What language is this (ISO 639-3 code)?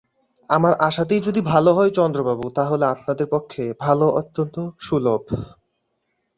ben